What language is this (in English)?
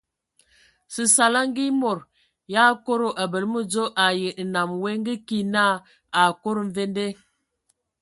Ewondo